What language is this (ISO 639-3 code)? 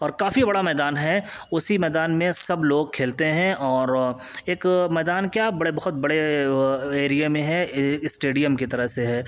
urd